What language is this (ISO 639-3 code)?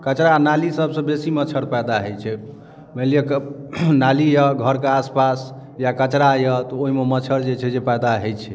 mai